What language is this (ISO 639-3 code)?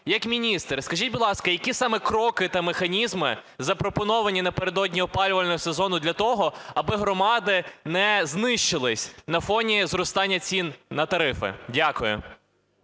ukr